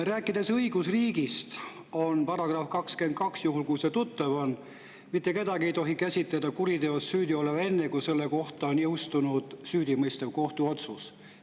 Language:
Estonian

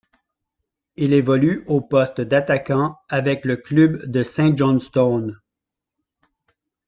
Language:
French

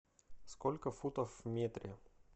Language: Russian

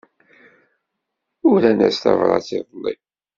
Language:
Kabyle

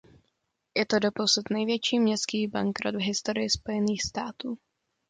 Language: Czech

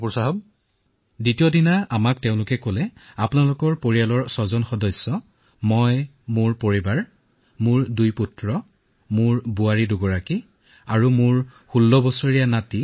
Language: Assamese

